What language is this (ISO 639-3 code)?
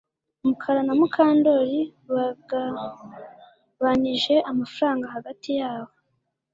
kin